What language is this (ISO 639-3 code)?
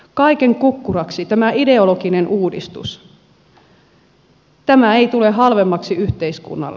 fin